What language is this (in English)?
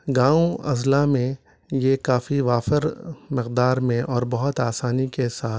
Urdu